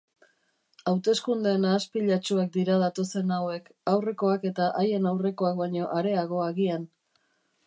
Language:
Basque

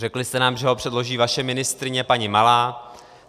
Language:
Czech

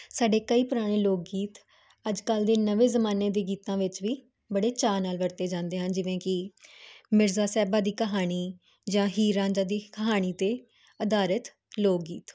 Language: Punjabi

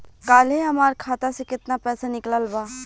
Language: Bhojpuri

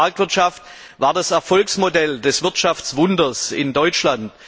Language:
German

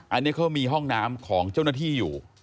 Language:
Thai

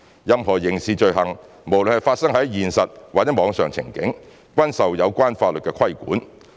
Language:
Cantonese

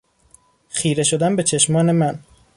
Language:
Persian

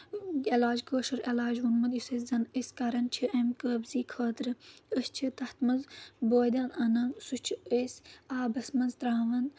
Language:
Kashmiri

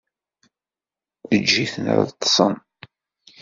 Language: Kabyle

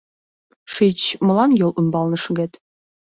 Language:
Mari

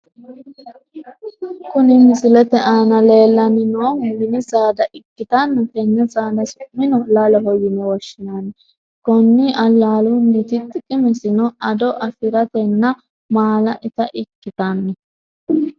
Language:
Sidamo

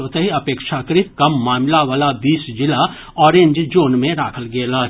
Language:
Maithili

